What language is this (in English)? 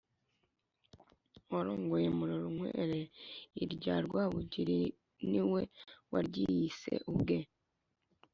Kinyarwanda